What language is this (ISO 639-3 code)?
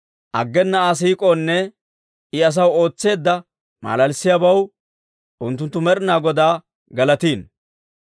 dwr